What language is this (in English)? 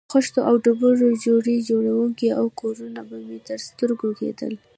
Pashto